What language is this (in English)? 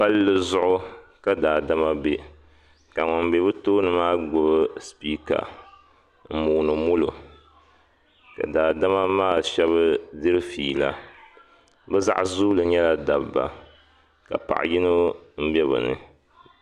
Dagbani